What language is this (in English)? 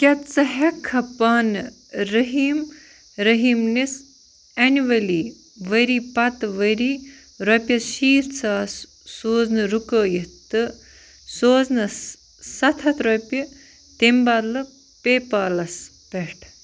Kashmiri